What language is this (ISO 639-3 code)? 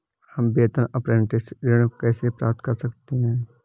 hin